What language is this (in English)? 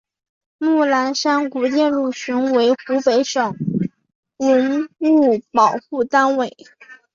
Chinese